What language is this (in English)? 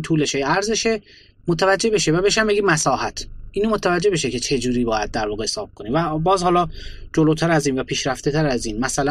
Persian